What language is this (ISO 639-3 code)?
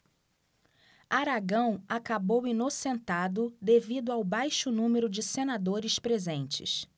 por